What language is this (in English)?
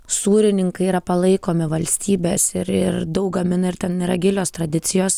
Lithuanian